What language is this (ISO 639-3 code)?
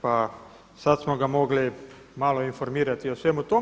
hrv